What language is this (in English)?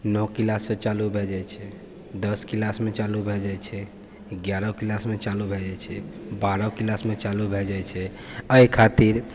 Maithili